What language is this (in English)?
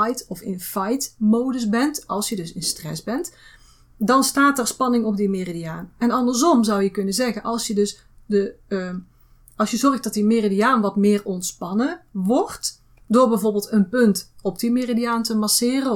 Dutch